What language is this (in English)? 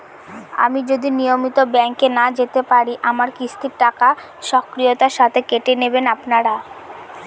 Bangla